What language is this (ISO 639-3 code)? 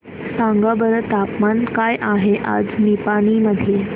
mar